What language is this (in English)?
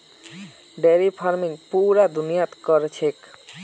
Magahi